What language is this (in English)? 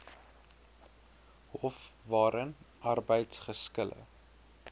Afrikaans